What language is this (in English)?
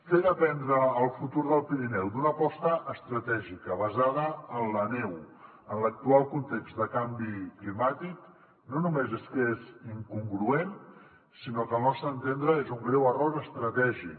Catalan